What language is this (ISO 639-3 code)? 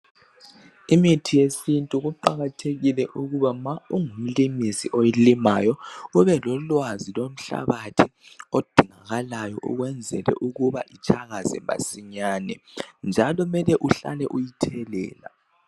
nde